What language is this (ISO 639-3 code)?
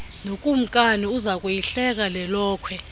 xho